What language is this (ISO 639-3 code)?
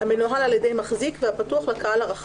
heb